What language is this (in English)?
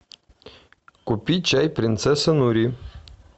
Russian